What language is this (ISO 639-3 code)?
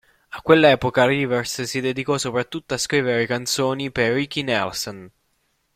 ita